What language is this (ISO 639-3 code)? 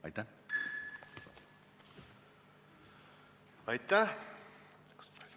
est